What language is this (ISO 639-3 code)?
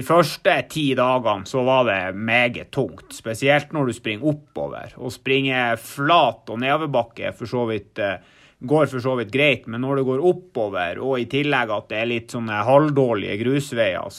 swe